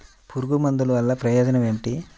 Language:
Telugu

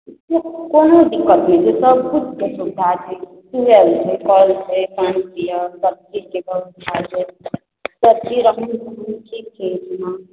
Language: Maithili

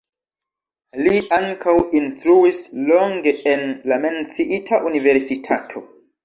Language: Esperanto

